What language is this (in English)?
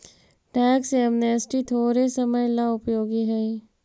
Magahi